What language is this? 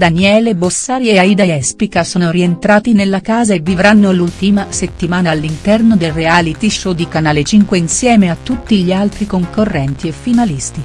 Italian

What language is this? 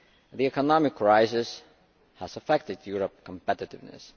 English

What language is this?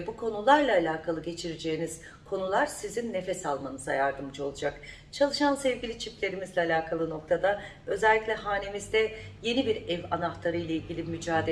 Turkish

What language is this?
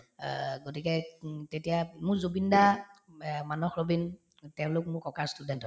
Assamese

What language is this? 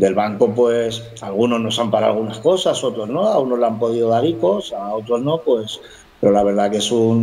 Spanish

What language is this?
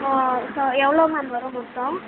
Tamil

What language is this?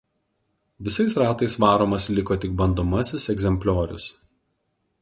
Lithuanian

